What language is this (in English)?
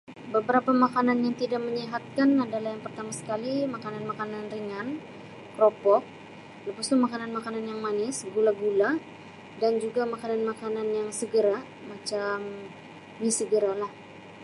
Sabah Malay